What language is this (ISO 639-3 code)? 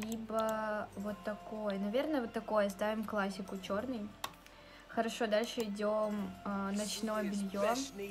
rus